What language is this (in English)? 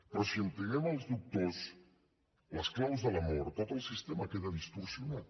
Catalan